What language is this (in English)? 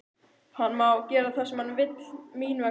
Icelandic